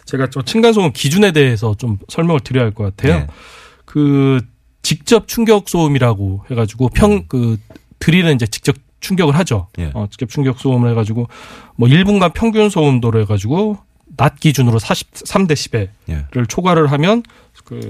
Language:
Korean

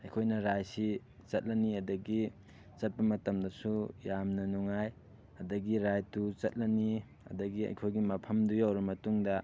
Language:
Manipuri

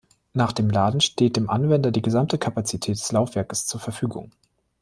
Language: German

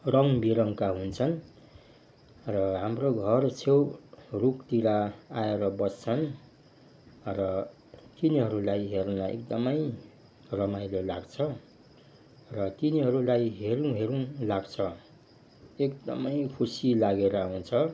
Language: Nepali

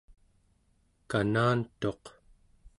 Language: Central Yupik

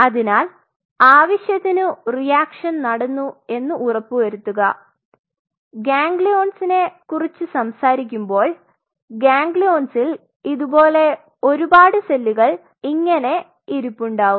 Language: Malayalam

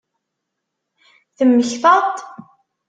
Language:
Kabyle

